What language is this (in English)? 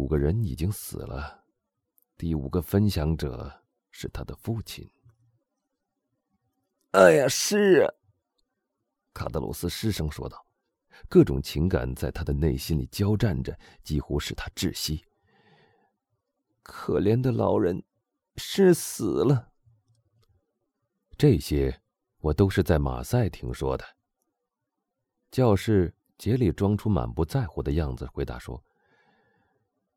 Chinese